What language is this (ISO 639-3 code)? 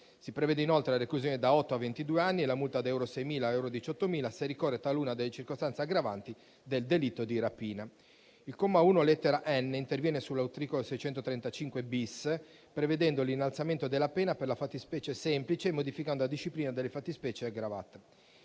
ita